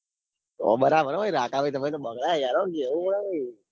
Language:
Gujarati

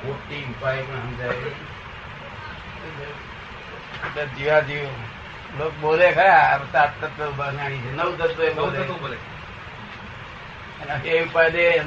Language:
Gujarati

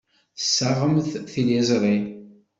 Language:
Kabyle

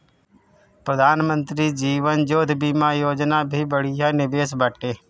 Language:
Bhojpuri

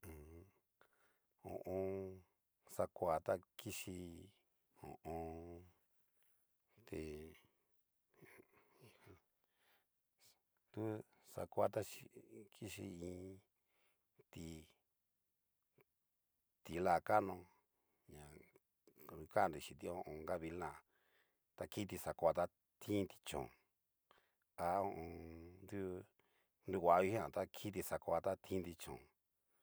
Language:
Cacaloxtepec Mixtec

